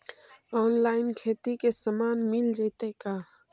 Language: Magahi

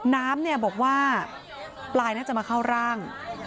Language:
Thai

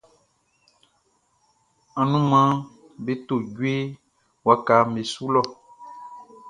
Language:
Baoulé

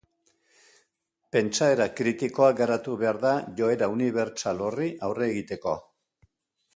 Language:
Basque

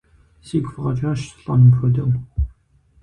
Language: Kabardian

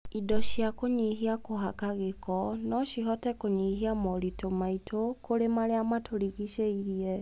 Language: Kikuyu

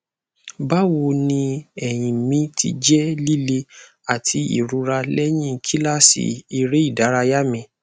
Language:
Yoruba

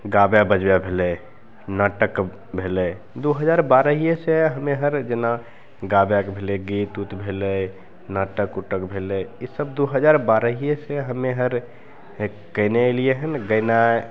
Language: Maithili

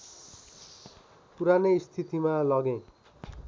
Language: Nepali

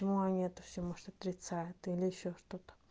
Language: Russian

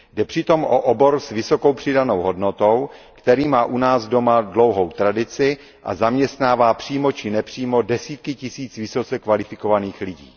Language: Czech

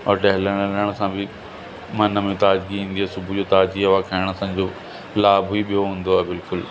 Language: Sindhi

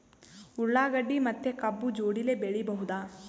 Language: Kannada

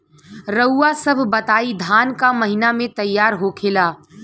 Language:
Bhojpuri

